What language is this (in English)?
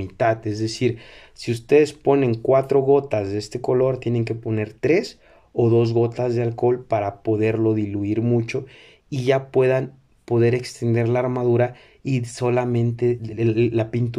Spanish